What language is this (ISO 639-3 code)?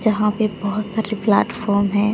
hin